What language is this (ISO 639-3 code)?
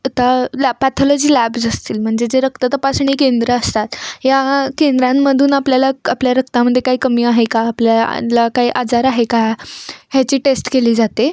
mar